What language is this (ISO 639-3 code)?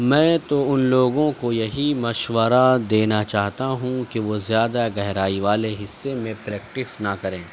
urd